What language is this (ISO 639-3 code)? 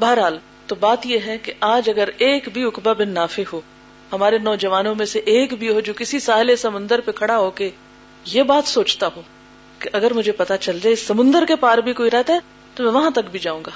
urd